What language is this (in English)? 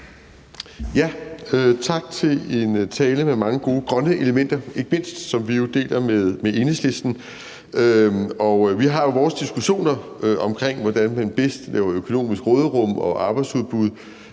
Danish